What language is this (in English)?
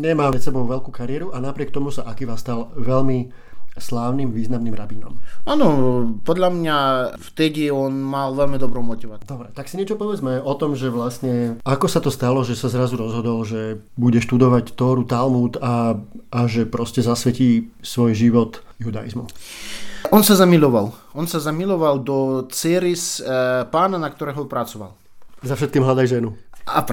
Slovak